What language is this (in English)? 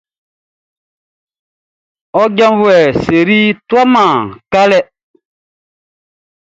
Baoulé